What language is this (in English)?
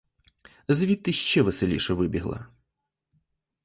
Ukrainian